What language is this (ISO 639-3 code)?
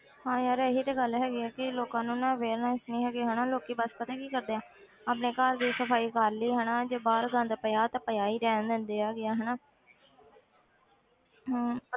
pan